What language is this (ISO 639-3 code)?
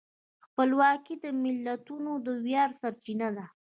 pus